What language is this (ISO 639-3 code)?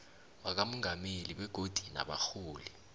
nbl